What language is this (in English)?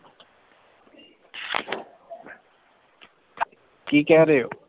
Punjabi